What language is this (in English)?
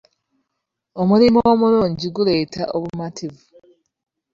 Ganda